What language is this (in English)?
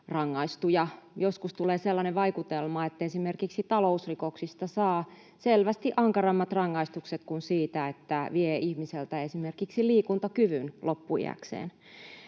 Finnish